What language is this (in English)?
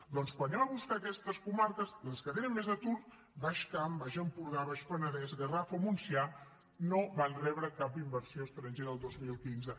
Catalan